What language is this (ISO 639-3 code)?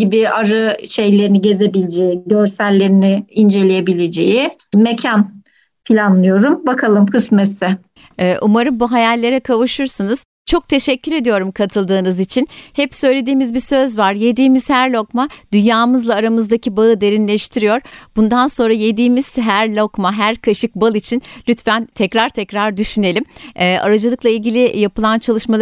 tur